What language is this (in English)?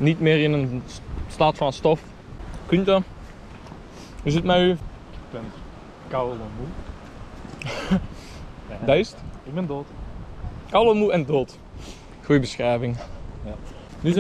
Dutch